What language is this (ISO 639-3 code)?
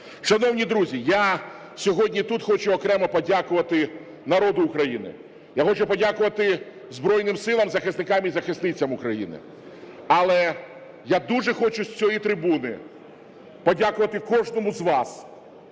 ukr